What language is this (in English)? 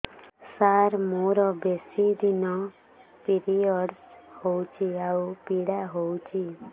Odia